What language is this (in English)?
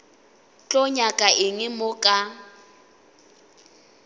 Northern Sotho